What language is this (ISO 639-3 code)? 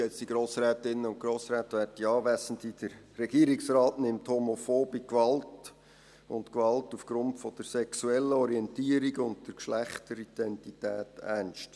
gsw